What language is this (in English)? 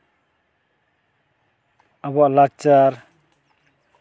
Santali